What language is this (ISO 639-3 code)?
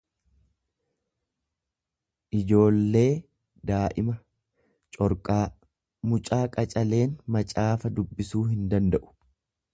orm